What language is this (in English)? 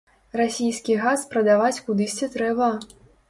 Belarusian